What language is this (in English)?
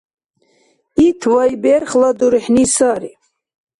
Dargwa